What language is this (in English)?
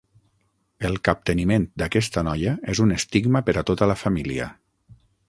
Catalan